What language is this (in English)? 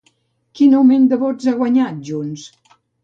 Catalan